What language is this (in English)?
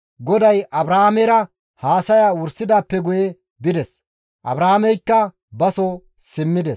Gamo